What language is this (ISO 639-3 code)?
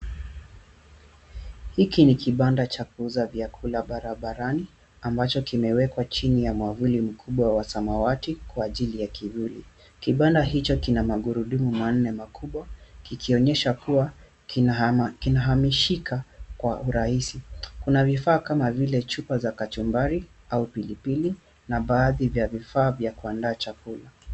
swa